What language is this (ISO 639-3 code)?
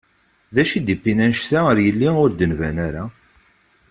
kab